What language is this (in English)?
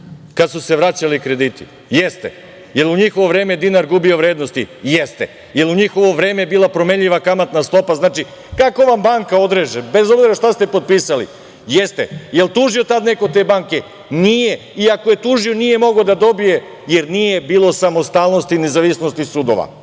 Serbian